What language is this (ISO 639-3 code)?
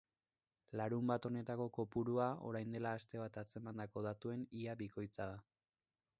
eus